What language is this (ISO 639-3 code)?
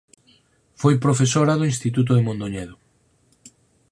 glg